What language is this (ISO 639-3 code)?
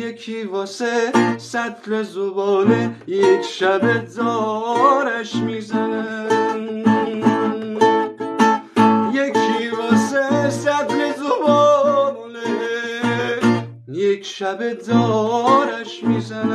fas